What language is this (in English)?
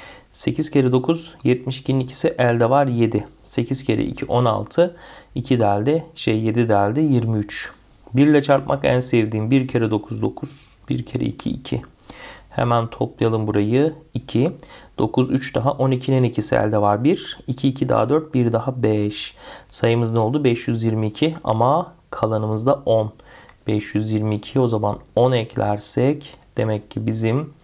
Turkish